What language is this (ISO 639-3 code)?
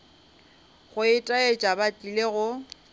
nso